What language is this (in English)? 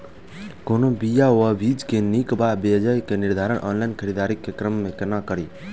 Maithili